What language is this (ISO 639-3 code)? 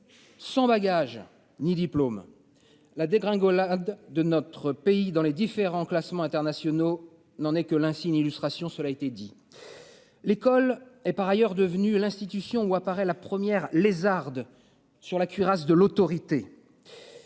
fra